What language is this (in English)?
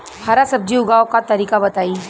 Bhojpuri